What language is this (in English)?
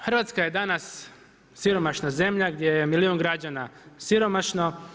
Croatian